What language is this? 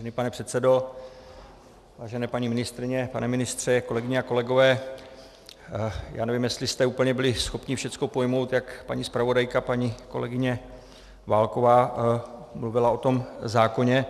Czech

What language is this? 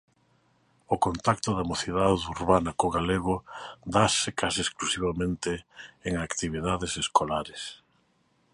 Galician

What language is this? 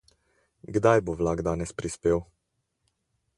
Slovenian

